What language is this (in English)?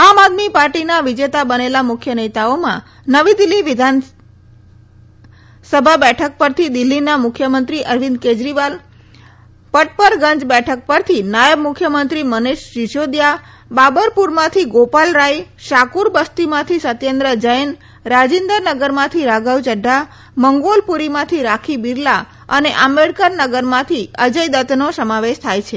Gujarati